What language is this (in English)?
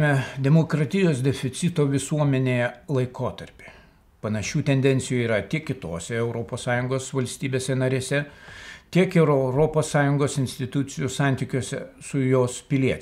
Lithuanian